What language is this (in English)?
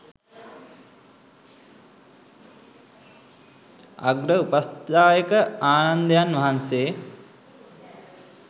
Sinhala